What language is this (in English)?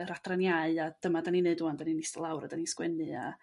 Welsh